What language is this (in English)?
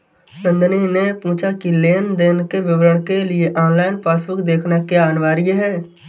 Hindi